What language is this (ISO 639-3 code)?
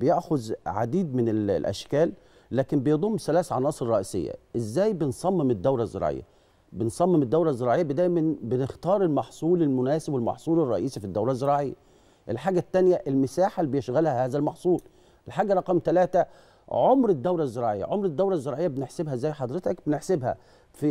ara